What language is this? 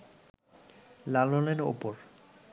Bangla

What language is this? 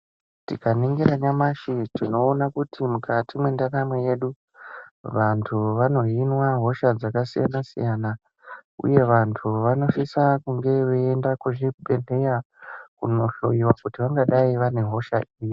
Ndau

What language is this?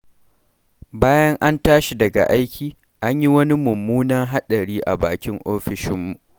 Hausa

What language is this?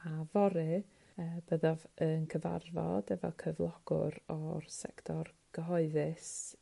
Welsh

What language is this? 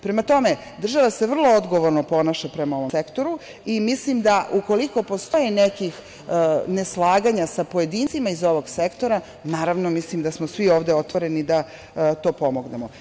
Serbian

